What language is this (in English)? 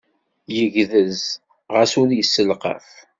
Kabyle